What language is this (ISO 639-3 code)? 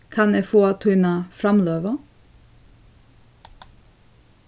fao